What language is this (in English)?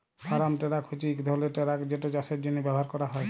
Bangla